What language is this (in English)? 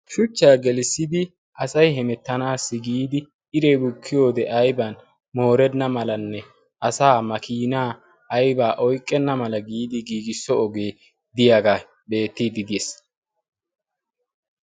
Wolaytta